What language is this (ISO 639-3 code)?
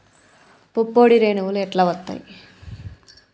tel